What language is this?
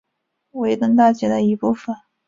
Chinese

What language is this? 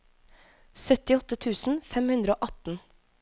Norwegian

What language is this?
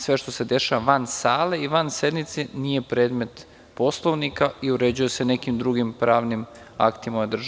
Serbian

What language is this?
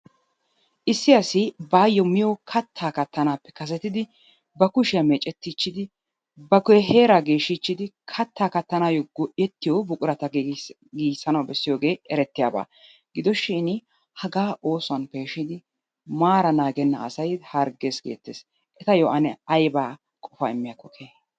Wolaytta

